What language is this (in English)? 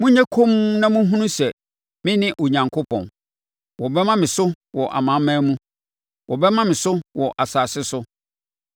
Akan